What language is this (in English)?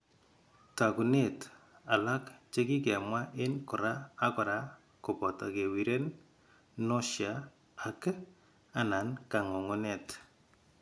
Kalenjin